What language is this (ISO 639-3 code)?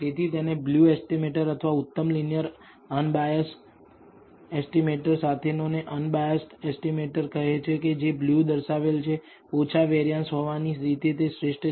guj